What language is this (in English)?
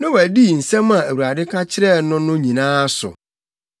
Akan